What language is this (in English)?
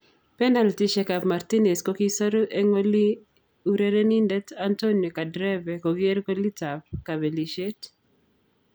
Kalenjin